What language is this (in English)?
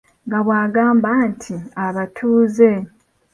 Ganda